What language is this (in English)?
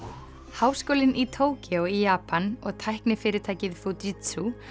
Icelandic